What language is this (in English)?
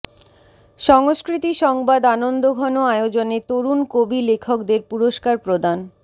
Bangla